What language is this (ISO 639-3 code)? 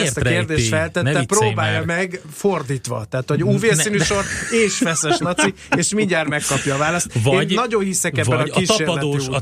hun